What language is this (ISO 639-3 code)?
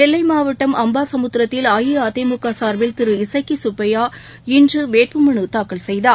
tam